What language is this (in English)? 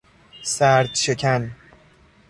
Persian